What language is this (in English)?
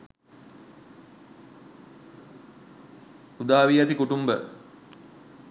Sinhala